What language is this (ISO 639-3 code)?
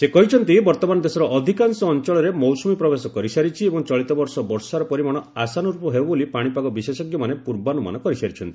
ori